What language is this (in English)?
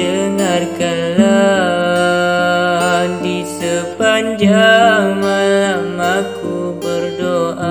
Malay